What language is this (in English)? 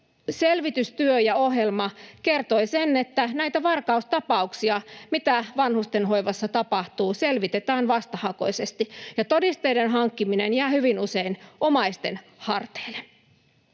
Finnish